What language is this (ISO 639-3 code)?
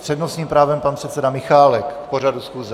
ces